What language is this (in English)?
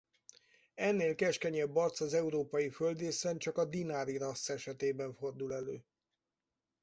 Hungarian